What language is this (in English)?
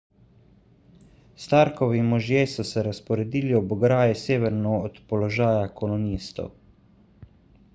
Slovenian